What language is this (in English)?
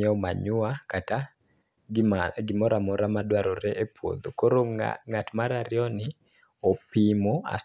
Luo (Kenya and Tanzania)